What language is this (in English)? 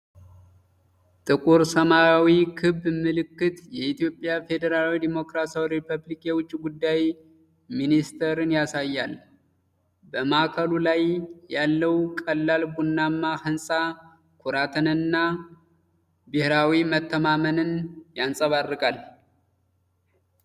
Amharic